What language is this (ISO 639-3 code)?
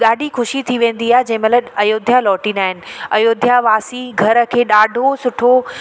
snd